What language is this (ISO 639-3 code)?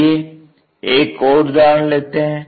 hin